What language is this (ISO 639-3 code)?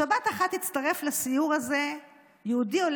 heb